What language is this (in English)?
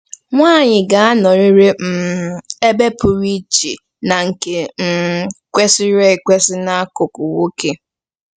Igbo